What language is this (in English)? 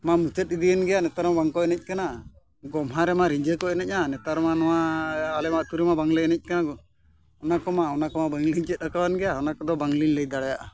Santali